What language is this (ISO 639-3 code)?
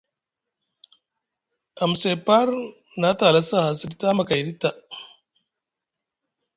mug